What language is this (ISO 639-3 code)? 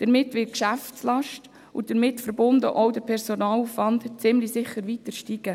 gsw